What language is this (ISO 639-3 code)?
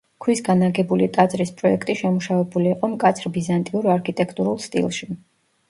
kat